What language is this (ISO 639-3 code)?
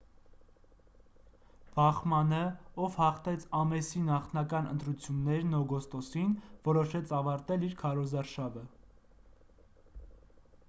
hye